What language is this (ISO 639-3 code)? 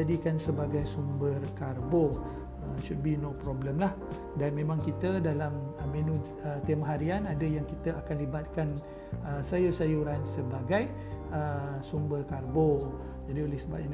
msa